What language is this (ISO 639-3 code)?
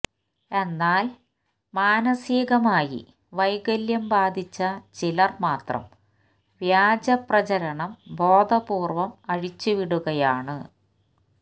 mal